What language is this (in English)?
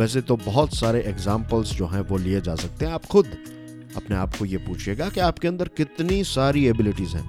Hindi